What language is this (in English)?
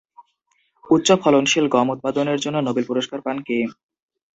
Bangla